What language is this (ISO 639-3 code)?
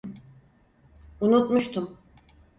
tur